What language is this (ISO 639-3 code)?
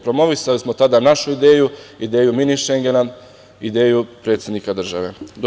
srp